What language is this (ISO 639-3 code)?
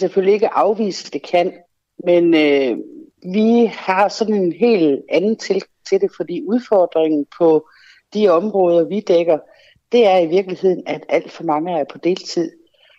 dan